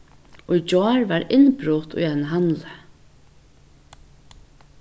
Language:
Faroese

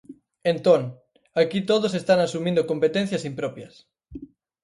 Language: Galician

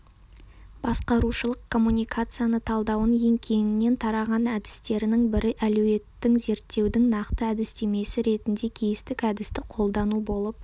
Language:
Kazakh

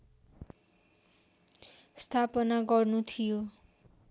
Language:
Nepali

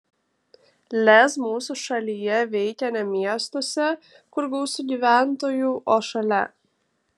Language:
Lithuanian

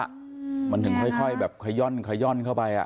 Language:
Thai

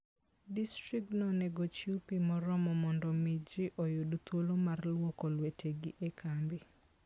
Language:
Luo (Kenya and Tanzania)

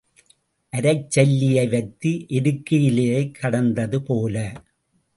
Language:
Tamil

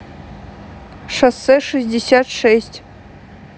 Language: Russian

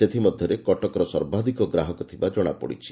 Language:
Odia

